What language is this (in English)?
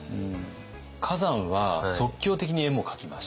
Japanese